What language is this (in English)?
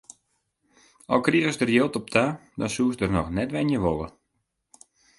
Western Frisian